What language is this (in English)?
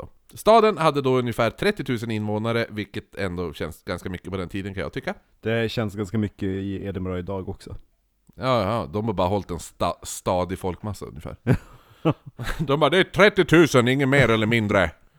Swedish